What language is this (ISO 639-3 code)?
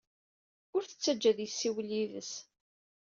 kab